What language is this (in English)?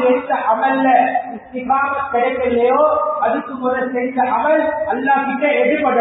Arabic